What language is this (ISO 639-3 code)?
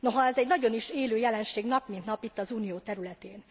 hun